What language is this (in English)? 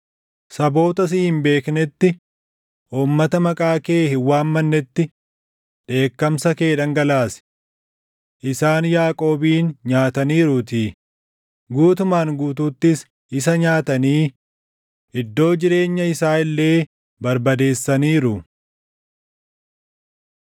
Oromo